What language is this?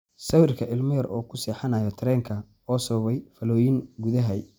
Somali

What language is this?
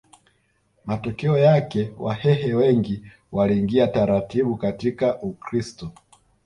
Swahili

